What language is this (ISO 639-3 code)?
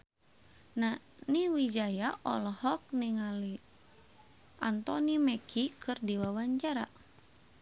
sun